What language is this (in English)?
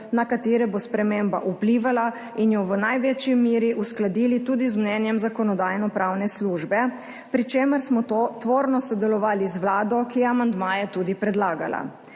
Slovenian